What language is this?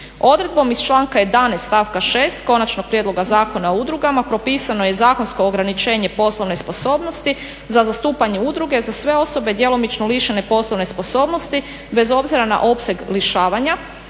Croatian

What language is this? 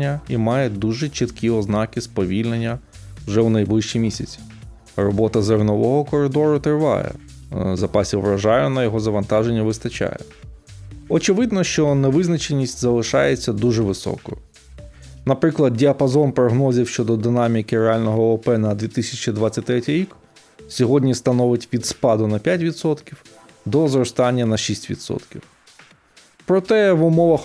Ukrainian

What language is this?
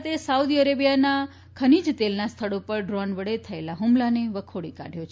Gujarati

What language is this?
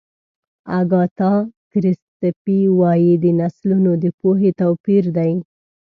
Pashto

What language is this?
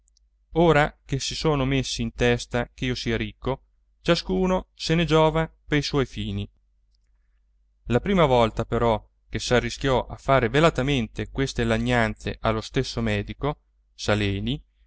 Italian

